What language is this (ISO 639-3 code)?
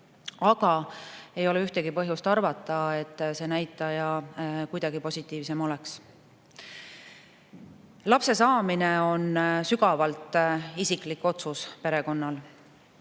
est